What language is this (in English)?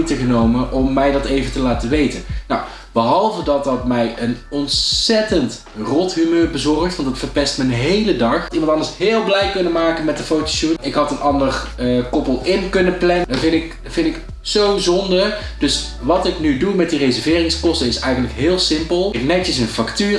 Dutch